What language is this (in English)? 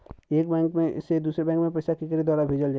Bhojpuri